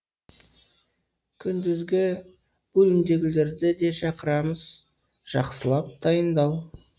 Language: Kazakh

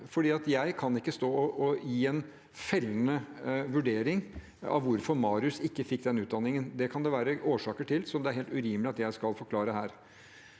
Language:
Norwegian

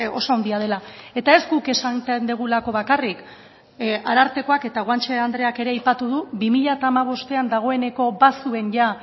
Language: Basque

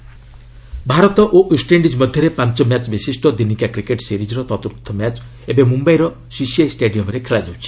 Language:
Odia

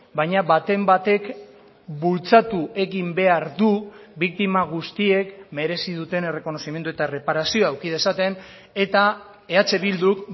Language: Basque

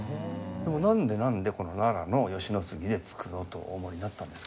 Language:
Japanese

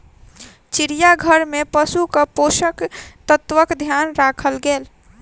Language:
Maithili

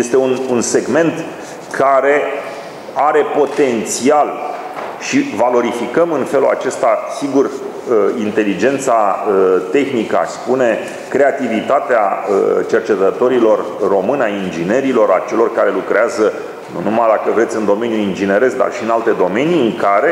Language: Romanian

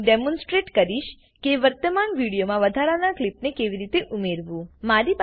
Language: Gujarati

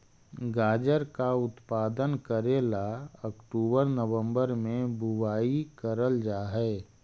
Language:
Magahi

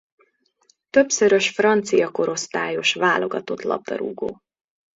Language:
Hungarian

